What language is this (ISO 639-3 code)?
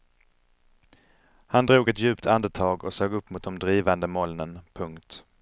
swe